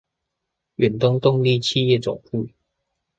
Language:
Chinese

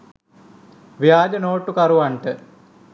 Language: Sinhala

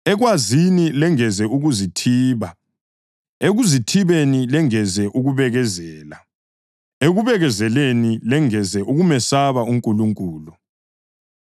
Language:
North Ndebele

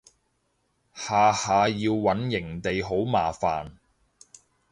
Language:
Cantonese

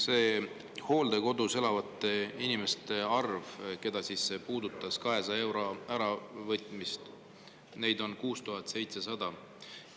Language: Estonian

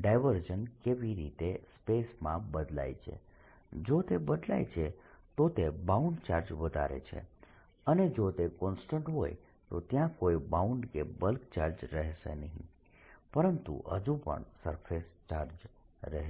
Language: Gujarati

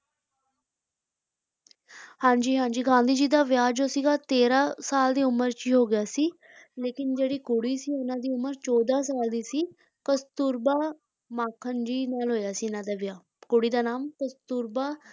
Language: Punjabi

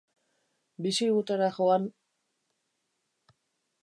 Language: Basque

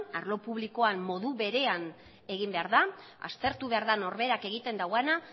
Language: Basque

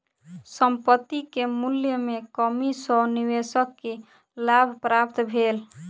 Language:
Maithili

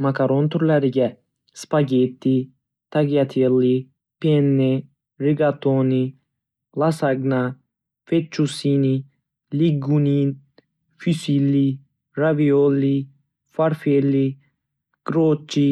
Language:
Uzbek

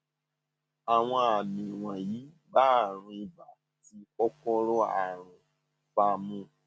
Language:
Yoruba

